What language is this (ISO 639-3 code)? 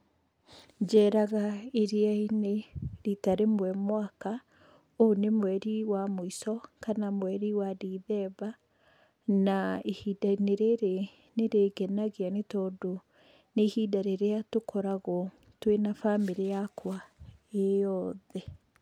kik